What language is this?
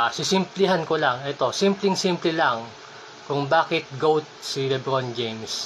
Filipino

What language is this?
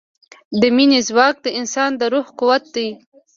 Pashto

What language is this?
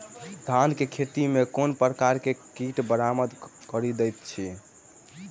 Maithili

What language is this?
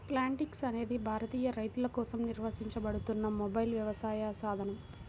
Telugu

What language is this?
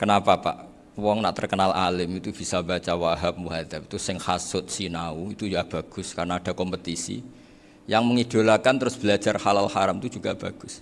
Indonesian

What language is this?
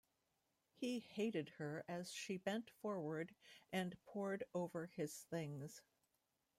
English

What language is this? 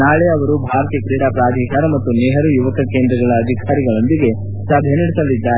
Kannada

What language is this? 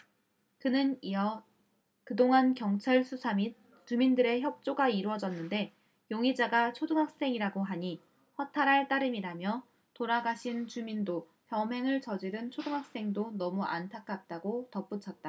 Korean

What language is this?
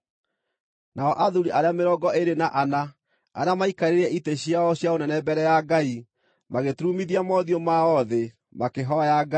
Kikuyu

